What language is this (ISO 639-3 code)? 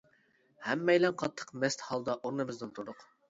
uig